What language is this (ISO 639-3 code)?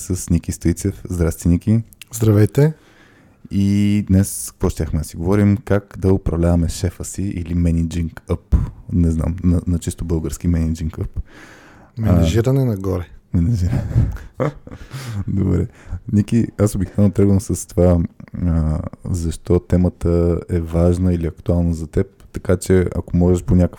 bul